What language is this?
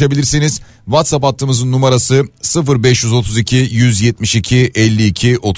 Turkish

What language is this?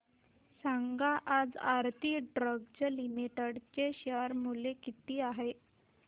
Marathi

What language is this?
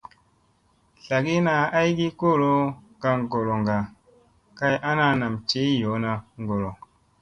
Musey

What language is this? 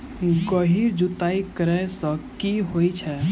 Maithili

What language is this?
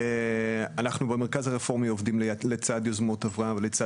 Hebrew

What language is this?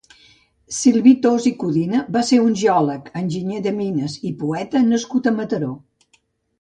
Catalan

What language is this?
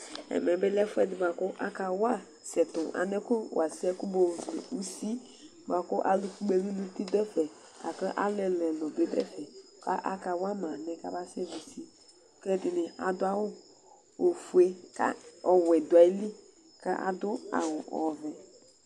Ikposo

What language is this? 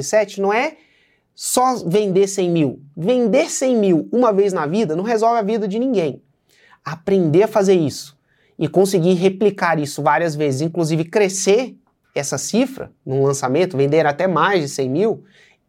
Portuguese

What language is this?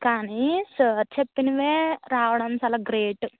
Telugu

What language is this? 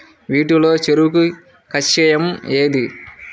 Telugu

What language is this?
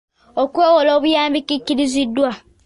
Ganda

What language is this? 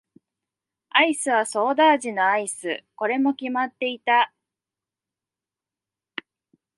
Japanese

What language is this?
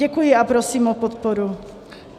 Czech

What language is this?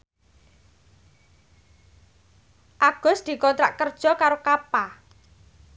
Javanese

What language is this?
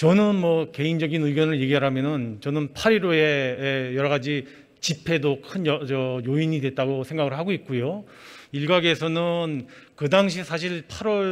Korean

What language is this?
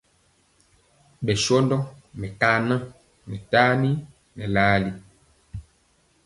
Mpiemo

